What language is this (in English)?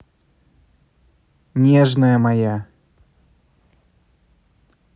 Russian